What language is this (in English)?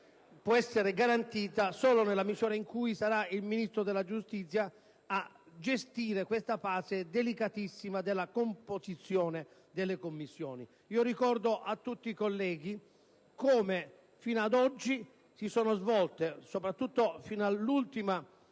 Italian